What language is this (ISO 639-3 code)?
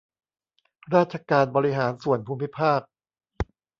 tha